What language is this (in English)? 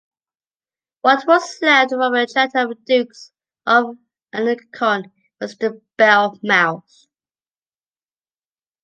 English